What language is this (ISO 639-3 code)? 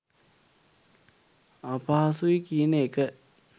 sin